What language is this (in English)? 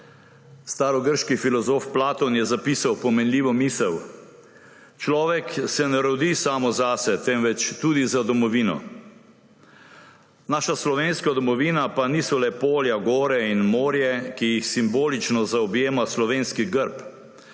Slovenian